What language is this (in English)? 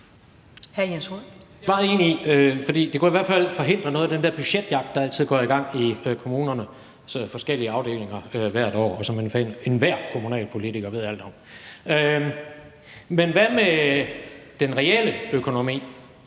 Danish